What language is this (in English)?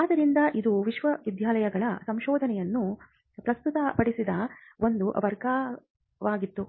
Kannada